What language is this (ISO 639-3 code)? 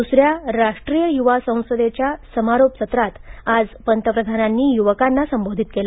mar